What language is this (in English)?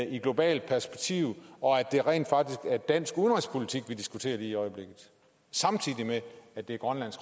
Danish